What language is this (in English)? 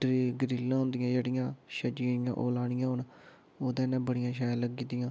Dogri